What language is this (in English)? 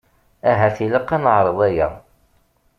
Kabyle